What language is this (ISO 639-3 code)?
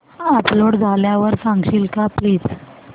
mar